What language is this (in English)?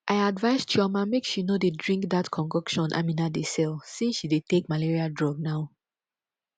Nigerian Pidgin